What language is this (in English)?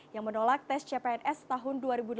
Indonesian